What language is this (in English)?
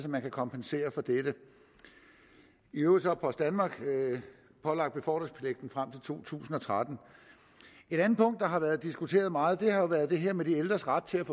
Danish